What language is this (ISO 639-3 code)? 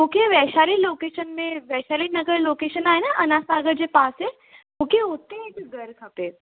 snd